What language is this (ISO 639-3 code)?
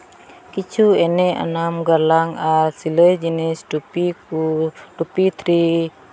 sat